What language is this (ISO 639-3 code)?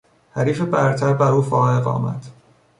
fas